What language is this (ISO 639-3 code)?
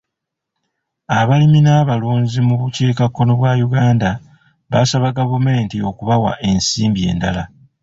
lug